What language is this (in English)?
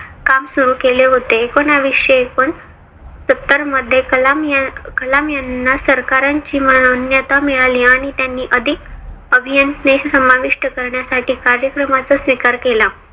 Marathi